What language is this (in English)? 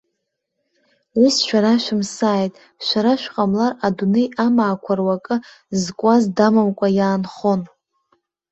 Abkhazian